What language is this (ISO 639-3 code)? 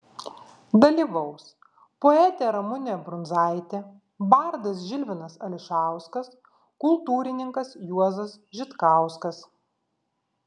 lit